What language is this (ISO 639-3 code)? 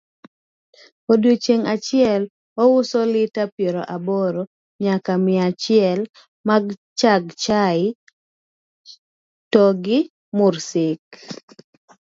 luo